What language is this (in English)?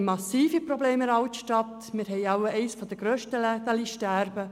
Swiss German